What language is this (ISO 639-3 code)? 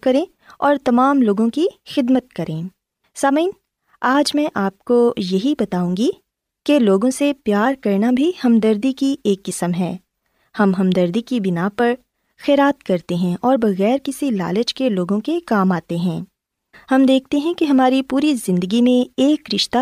urd